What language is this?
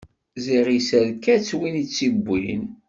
Kabyle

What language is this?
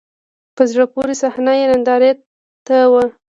Pashto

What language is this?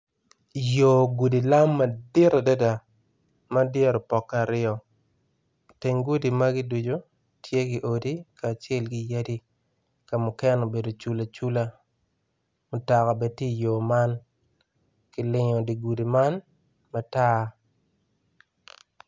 Acoli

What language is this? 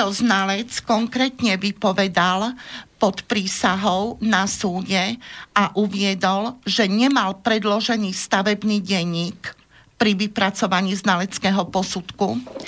Slovak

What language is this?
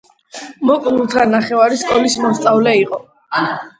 Georgian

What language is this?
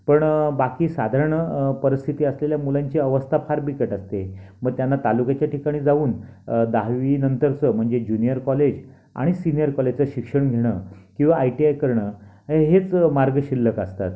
Marathi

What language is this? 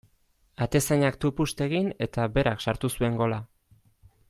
Basque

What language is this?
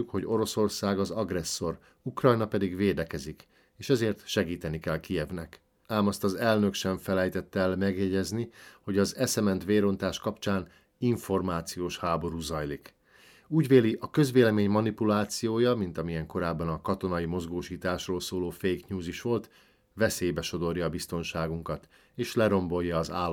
Hungarian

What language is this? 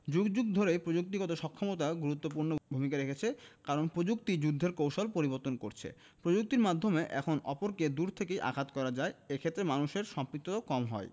Bangla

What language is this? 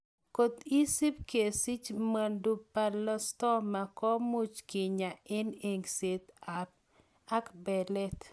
Kalenjin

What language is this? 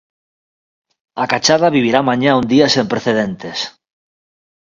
Galician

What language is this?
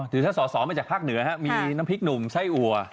Thai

